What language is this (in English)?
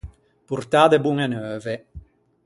Ligurian